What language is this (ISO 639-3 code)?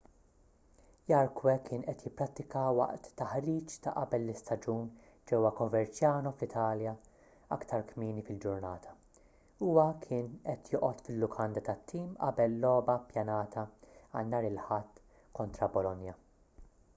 mlt